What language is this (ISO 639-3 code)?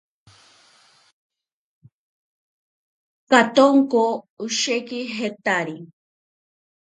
prq